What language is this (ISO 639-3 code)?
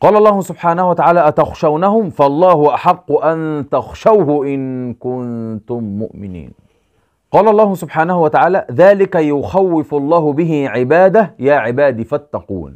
ara